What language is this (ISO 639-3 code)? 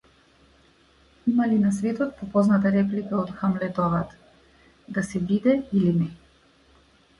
mkd